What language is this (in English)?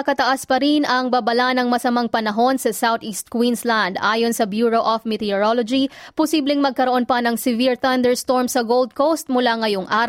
Filipino